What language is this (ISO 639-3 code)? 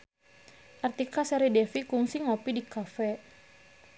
sun